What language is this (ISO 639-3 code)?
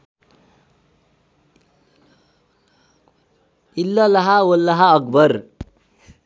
nep